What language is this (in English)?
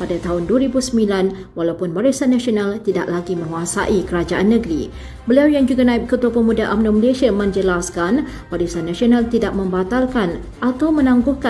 Malay